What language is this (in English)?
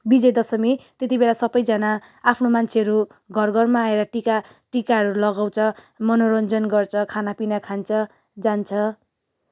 Nepali